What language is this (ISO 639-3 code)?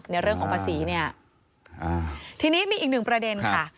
tha